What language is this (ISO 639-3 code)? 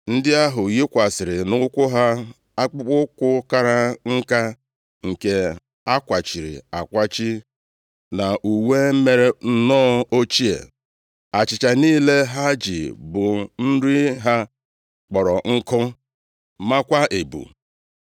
ibo